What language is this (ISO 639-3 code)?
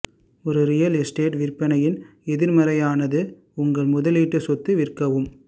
tam